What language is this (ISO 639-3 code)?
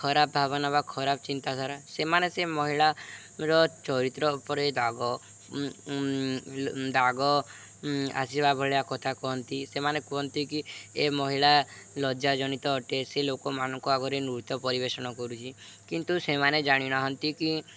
ori